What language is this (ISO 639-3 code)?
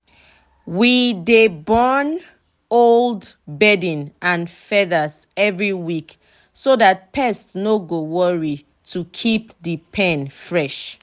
pcm